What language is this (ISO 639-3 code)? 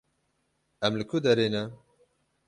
kur